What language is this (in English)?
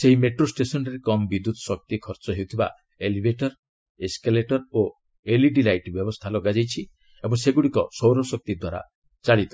Odia